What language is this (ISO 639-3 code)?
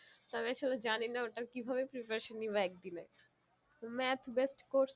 ben